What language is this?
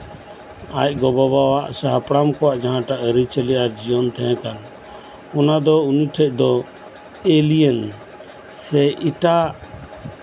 Santali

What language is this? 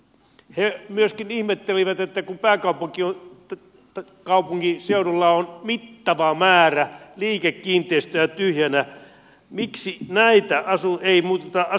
Finnish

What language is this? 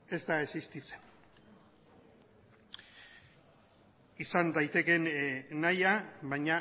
Basque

